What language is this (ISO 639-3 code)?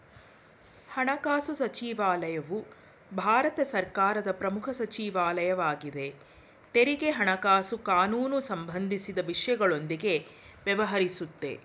kan